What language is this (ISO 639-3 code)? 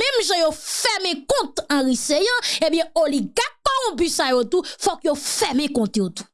fra